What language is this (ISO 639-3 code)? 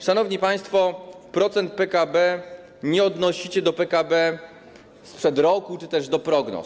pol